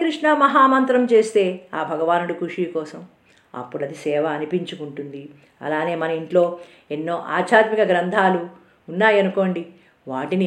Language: Telugu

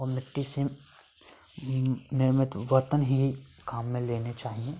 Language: Hindi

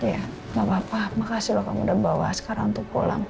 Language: Indonesian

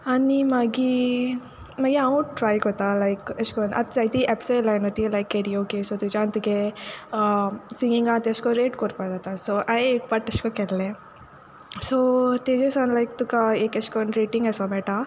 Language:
Konkani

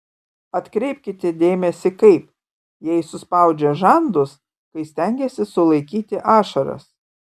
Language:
Lithuanian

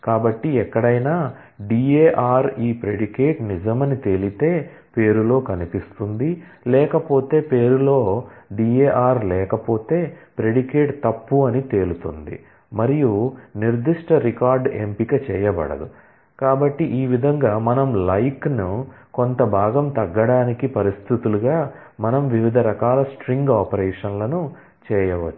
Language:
Telugu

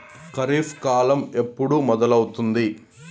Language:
Telugu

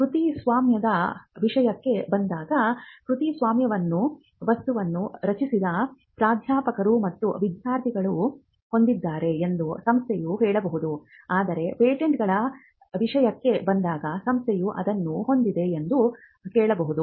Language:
Kannada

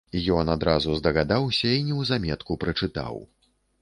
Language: Belarusian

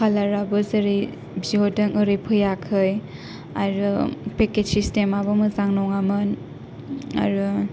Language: Bodo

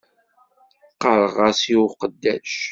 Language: Kabyle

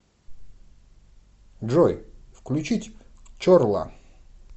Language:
Russian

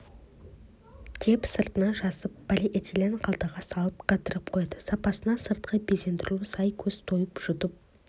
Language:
Kazakh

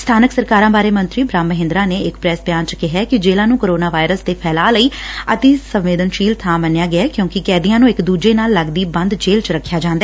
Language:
Punjabi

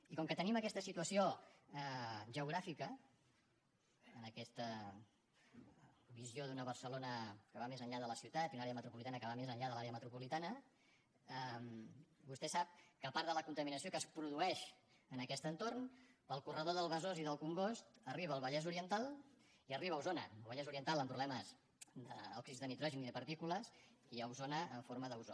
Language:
Catalan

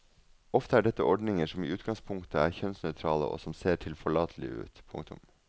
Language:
Norwegian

